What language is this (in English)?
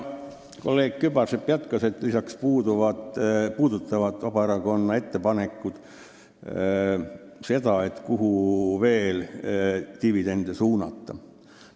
Estonian